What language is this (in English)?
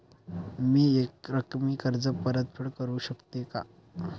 Marathi